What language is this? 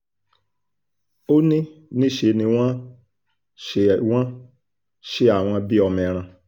Yoruba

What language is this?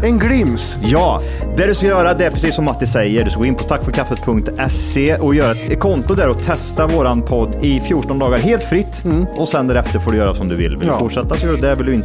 Swedish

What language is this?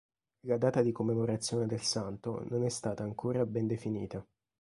Italian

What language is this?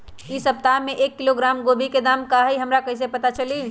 Magahi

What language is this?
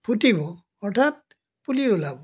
Assamese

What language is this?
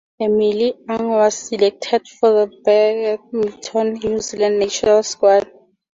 English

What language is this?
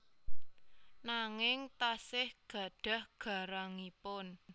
Javanese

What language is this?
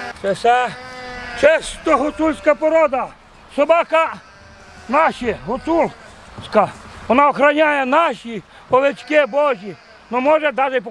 Ukrainian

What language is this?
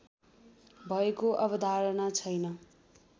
Nepali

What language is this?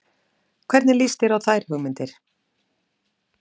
Icelandic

